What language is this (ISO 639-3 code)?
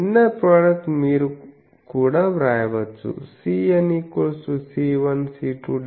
tel